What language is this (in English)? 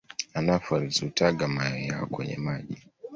Swahili